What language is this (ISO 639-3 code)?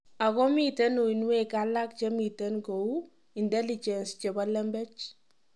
kln